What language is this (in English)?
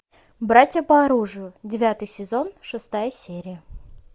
Russian